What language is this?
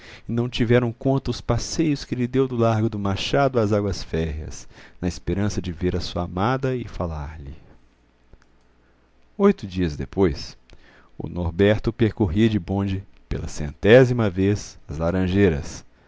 Portuguese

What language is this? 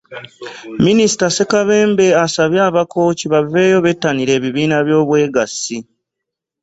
Ganda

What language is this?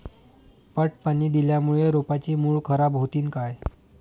Marathi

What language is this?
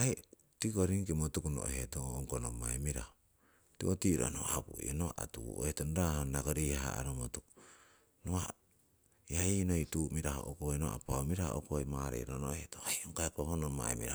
Siwai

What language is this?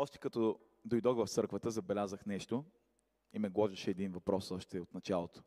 Bulgarian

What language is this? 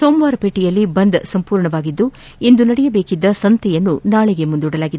Kannada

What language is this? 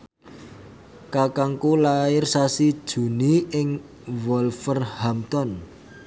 Javanese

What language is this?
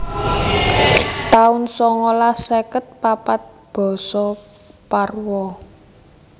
Javanese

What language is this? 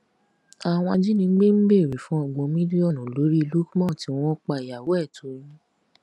Yoruba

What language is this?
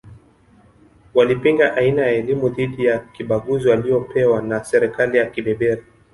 Swahili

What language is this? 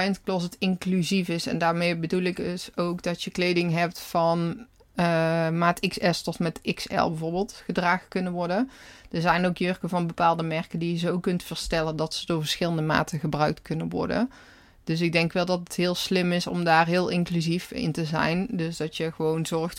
Dutch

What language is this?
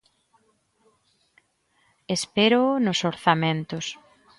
Galician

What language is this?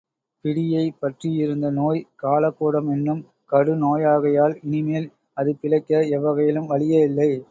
Tamil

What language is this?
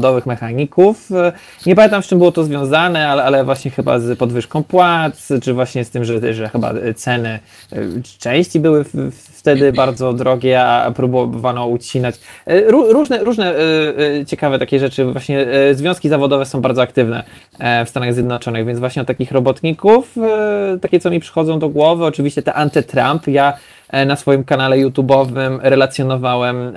Polish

